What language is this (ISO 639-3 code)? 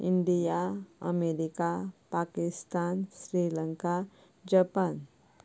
kok